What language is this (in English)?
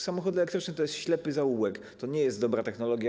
Polish